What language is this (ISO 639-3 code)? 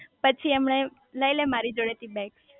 guj